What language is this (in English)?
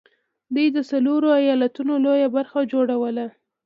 Pashto